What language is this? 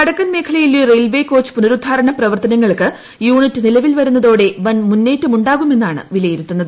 Malayalam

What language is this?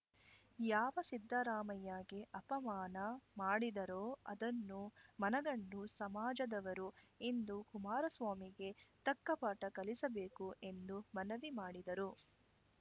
Kannada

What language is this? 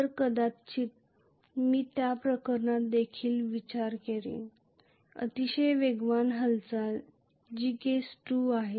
Marathi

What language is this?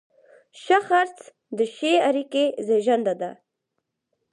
Pashto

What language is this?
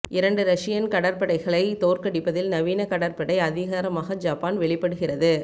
Tamil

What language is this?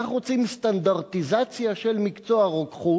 Hebrew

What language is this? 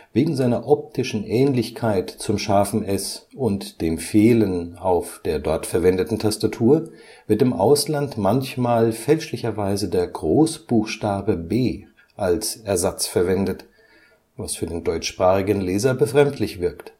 German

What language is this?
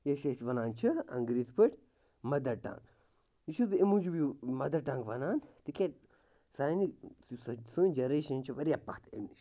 Kashmiri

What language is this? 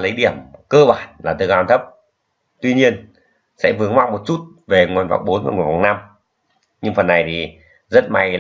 Vietnamese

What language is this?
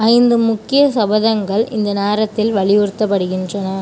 Tamil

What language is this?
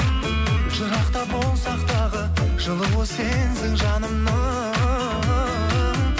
Kazakh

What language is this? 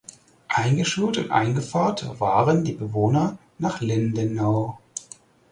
German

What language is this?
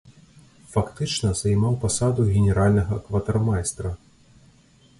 Belarusian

